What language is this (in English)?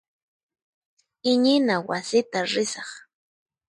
Puno Quechua